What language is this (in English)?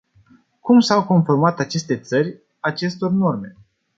Romanian